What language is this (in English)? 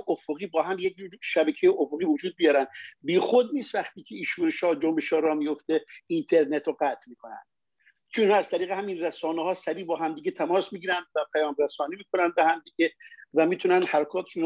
Persian